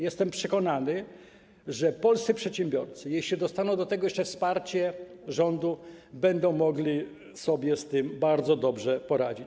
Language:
Polish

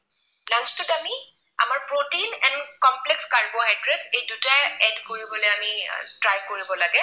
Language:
Assamese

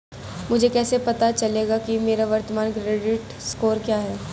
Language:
Hindi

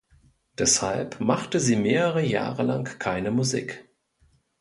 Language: German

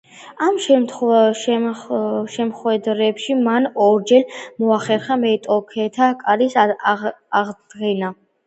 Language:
Georgian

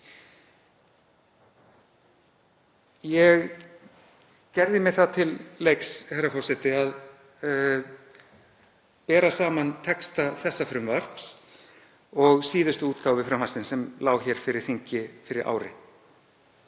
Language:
Icelandic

